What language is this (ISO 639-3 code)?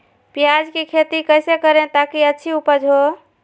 mag